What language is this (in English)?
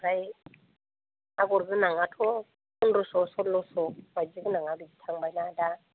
Bodo